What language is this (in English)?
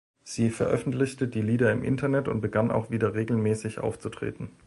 German